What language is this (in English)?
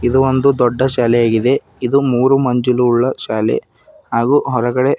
Kannada